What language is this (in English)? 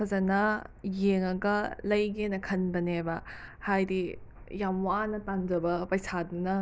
Manipuri